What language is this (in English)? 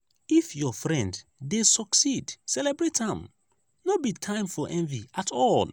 Nigerian Pidgin